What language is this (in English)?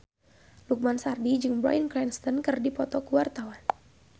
Sundanese